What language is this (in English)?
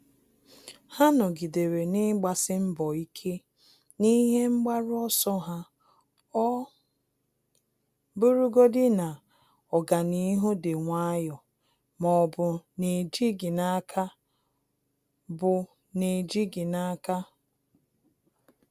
Igbo